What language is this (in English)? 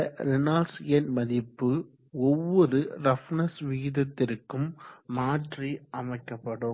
Tamil